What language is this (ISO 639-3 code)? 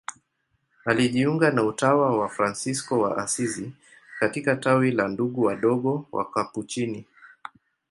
swa